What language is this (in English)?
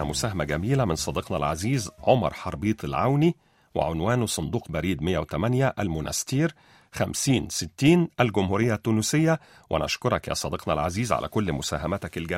Arabic